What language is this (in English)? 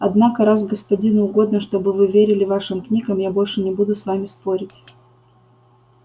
Russian